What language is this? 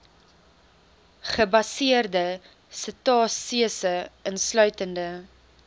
Afrikaans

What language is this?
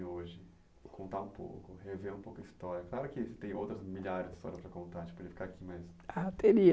Portuguese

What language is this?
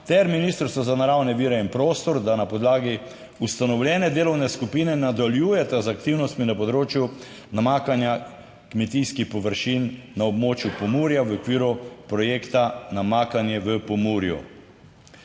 Slovenian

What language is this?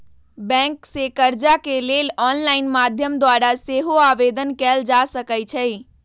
Magahi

